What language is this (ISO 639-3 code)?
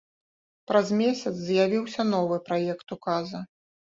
bel